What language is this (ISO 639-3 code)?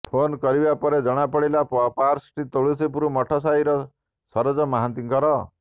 ori